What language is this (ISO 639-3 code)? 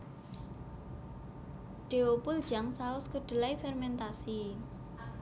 jav